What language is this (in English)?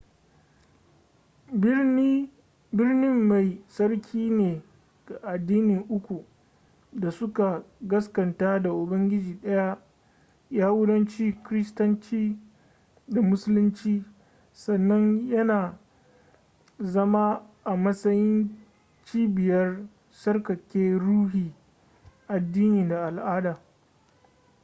Hausa